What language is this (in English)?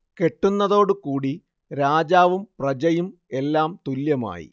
Malayalam